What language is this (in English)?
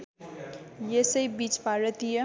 Nepali